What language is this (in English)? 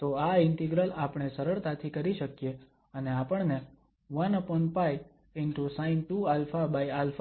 Gujarati